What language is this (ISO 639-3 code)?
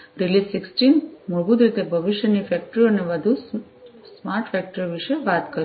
guj